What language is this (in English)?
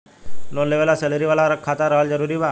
Bhojpuri